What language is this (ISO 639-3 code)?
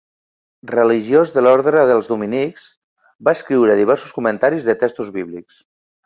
cat